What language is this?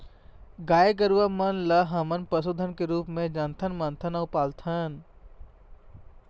Chhattisgarhi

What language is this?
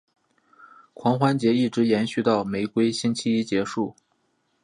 Chinese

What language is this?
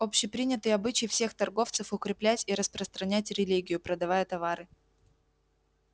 Russian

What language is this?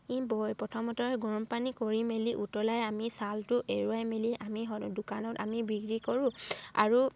Assamese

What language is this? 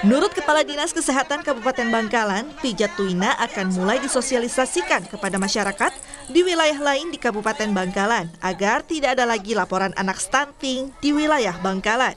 Indonesian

